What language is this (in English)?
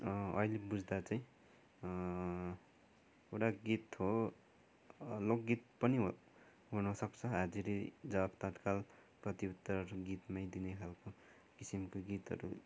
Nepali